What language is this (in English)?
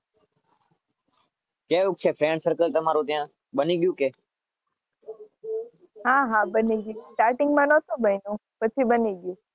Gujarati